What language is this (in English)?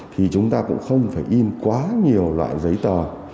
Vietnamese